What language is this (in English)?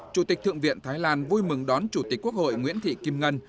Vietnamese